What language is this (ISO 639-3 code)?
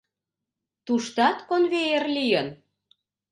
chm